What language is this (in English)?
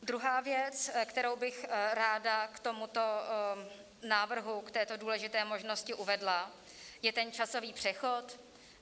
Czech